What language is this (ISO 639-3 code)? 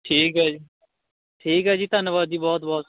pan